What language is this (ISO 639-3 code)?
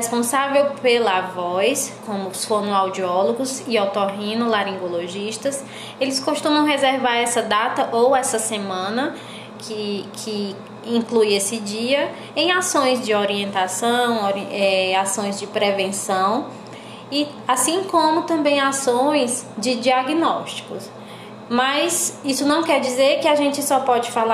por